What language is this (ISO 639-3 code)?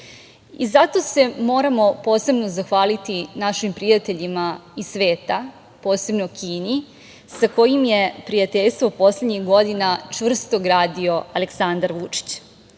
srp